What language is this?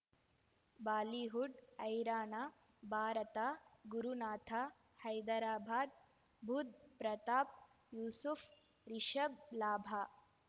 Kannada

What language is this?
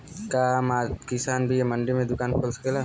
Bhojpuri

